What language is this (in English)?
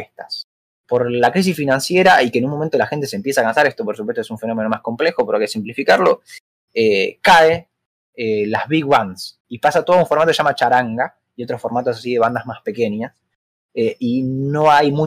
Spanish